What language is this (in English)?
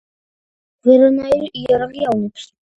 Georgian